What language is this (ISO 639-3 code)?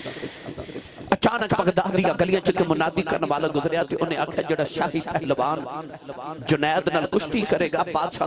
pan